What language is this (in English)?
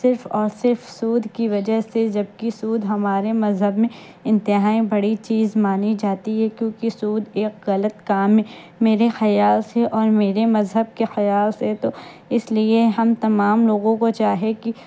Urdu